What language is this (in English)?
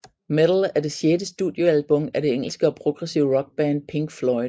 Danish